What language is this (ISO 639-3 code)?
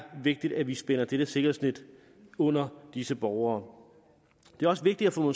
dan